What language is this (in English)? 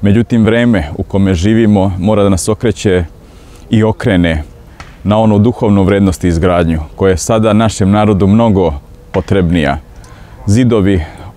Russian